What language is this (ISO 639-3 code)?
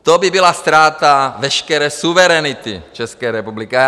ces